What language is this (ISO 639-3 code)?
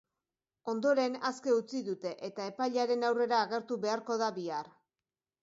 eus